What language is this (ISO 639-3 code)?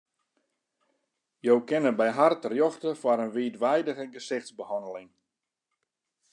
fry